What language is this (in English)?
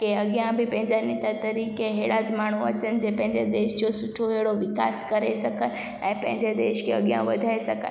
Sindhi